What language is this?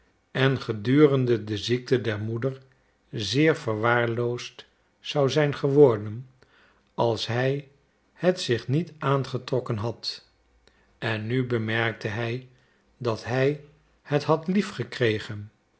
Dutch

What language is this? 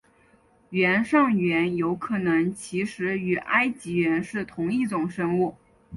Chinese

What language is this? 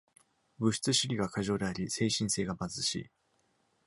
Japanese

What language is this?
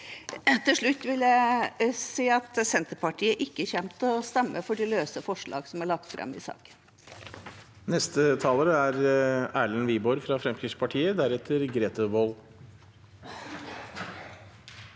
Norwegian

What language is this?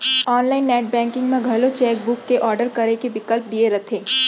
Chhattisgarhi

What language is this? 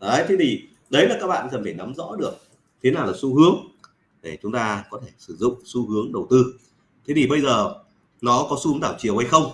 Vietnamese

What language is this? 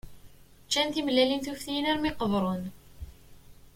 Kabyle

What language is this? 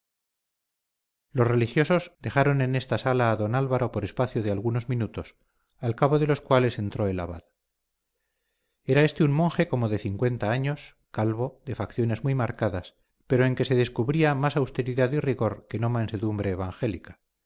Spanish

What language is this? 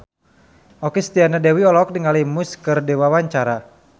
Sundanese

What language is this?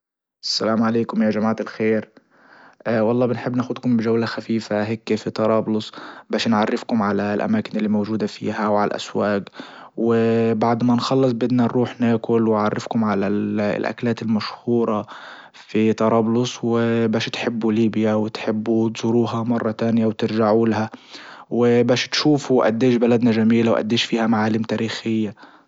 Libyan Arabic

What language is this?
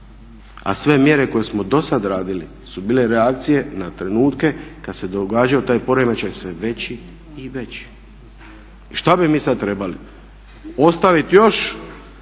Croatian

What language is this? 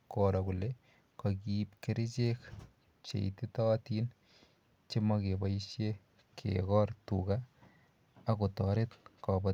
Kalenjin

